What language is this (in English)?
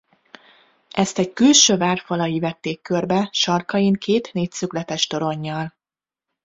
Hungarian